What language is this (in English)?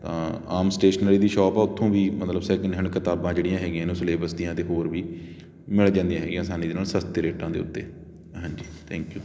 Punjabi